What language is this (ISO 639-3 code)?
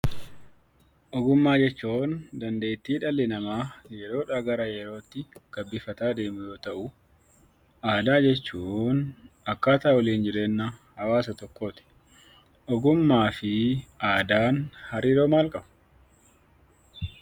orm